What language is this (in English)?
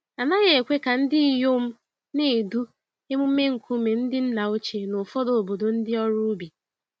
Igbo